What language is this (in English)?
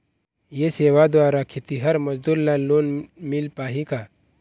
Chhattisgarhi